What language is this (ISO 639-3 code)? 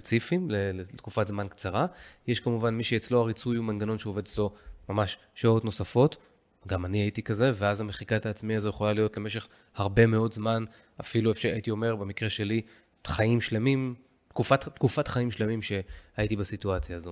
heb